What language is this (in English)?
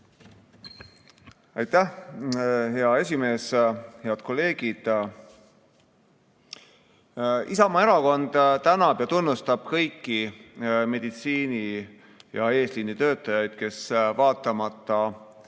Estonian